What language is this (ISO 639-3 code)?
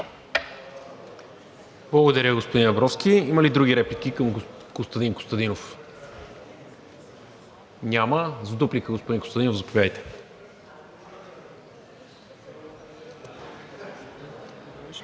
bul